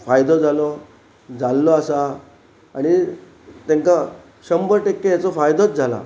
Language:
Konkani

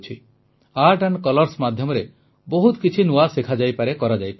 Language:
Odia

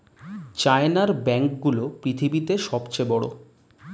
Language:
Bangla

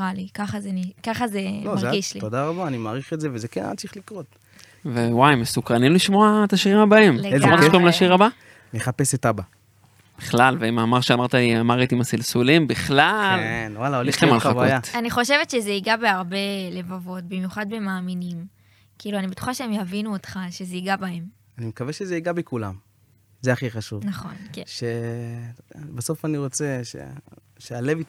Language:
Hebrew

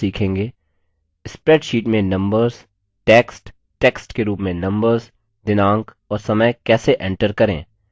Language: Hindi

